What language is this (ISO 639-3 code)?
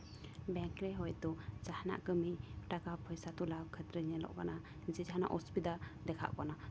sat